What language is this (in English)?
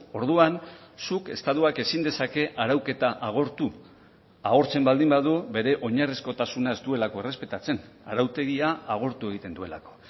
Basque